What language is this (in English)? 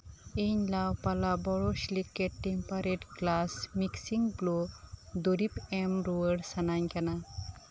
Santali